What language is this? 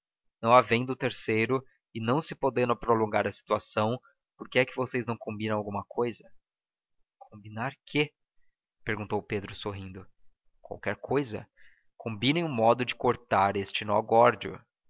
Portuguese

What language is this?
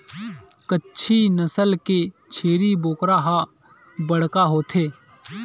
Chhattisgarhi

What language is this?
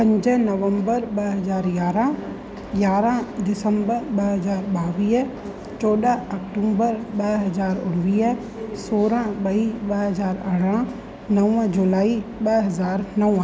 Sindhi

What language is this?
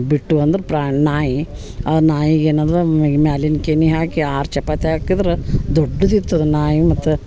Kannada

